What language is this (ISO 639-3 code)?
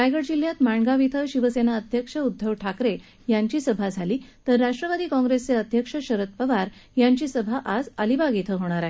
mar